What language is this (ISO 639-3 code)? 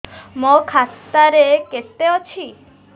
ori